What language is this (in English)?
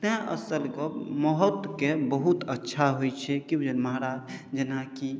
Maithili